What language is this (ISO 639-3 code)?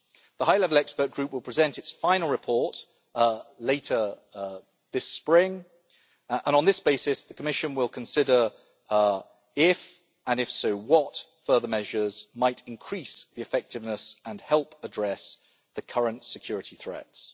eng